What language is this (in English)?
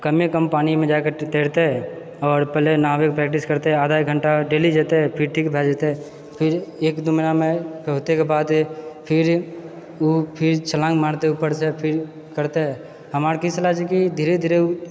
Maithili